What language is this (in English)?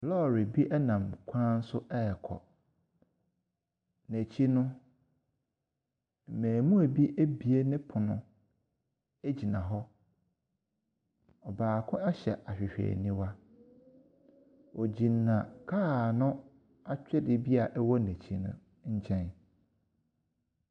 Akan